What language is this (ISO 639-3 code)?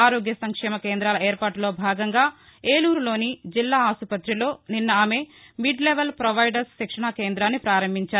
tel